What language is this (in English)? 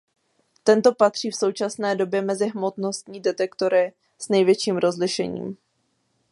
Czech